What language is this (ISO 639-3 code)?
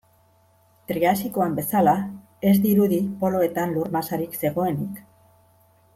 eus